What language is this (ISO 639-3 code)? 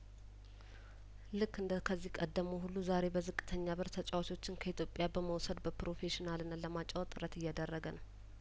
amh